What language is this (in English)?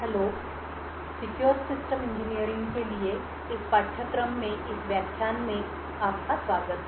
Hindi